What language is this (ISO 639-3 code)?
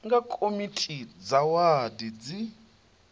ven